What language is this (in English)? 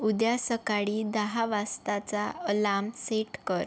Marathi